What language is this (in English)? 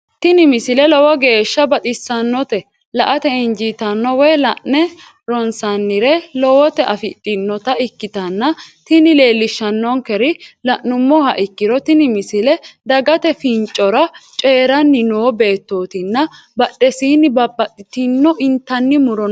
Sidamo